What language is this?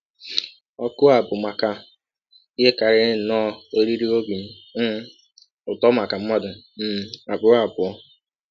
Igbo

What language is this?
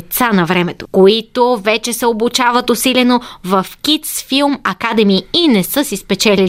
Bulgarian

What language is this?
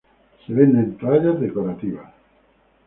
Spanish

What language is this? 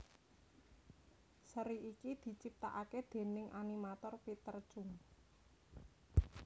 Javanese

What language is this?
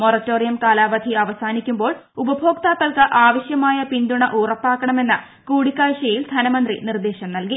Malayalam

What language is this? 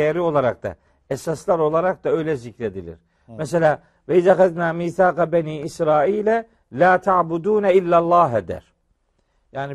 Turkish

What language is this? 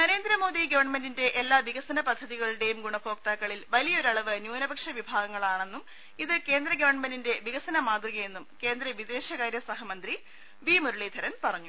Malayalam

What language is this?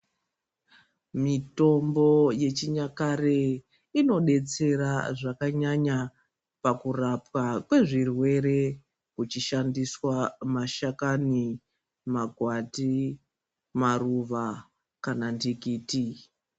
Ndau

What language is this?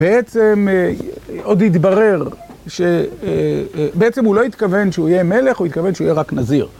Hebrew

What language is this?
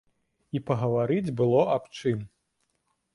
Belarusian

